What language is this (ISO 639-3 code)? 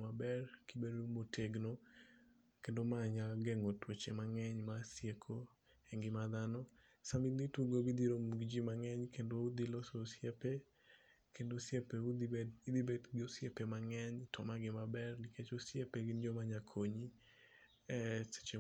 luo